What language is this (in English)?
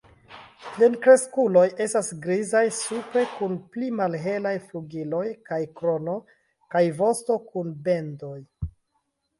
Esperanto